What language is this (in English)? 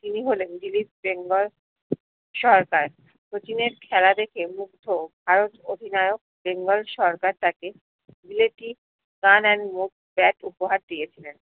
Bangla